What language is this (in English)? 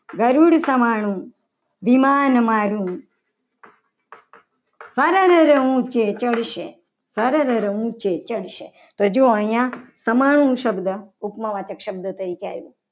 Gujarati